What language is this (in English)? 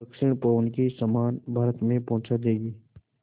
Hindi